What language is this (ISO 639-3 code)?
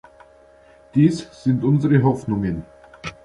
deu